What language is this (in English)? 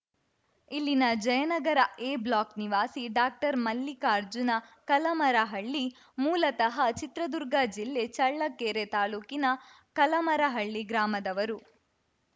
Kannada